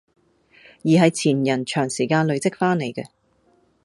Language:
Cantonese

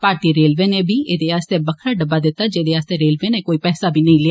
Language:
Dogri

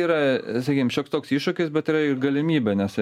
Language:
Lithuanian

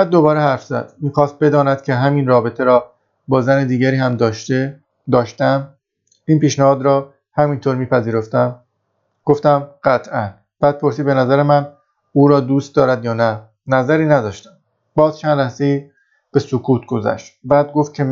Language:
Persian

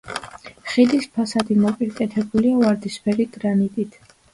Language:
Georgian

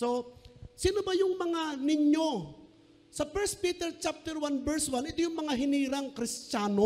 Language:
Filipino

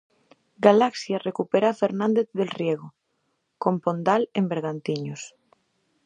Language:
Galician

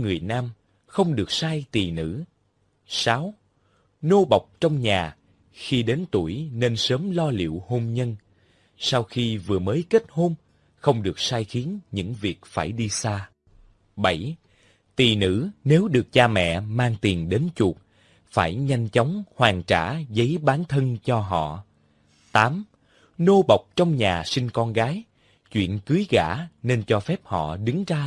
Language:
Vietnamese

